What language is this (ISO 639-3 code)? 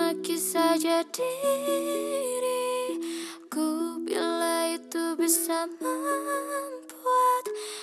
ind